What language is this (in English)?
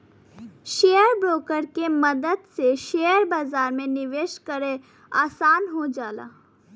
Bhojpuri